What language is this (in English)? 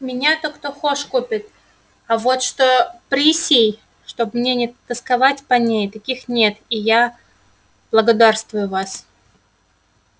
Russian